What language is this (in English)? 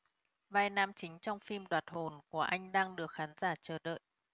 Vietnamese